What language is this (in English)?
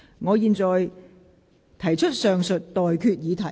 Cantonese